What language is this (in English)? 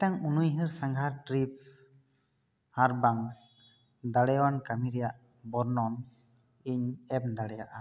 Santali